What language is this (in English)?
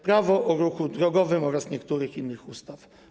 Polish